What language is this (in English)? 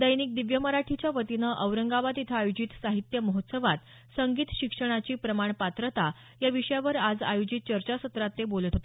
Marathi